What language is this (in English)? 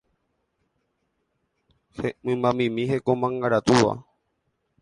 Guarani